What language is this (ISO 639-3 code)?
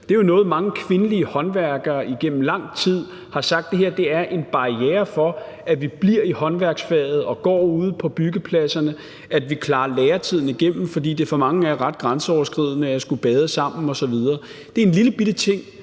dan